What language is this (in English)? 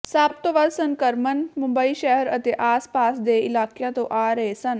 Punjabi